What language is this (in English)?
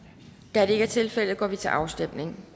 Danish